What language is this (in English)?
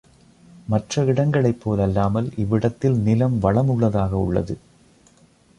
Tamil